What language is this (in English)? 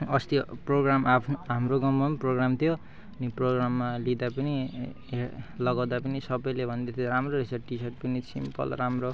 Nepali